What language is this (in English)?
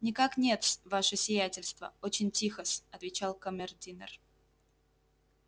Russian